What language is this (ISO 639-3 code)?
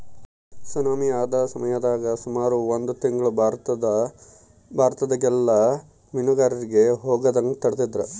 kan